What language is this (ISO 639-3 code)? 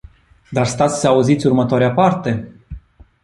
ron